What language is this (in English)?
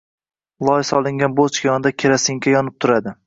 Uzbek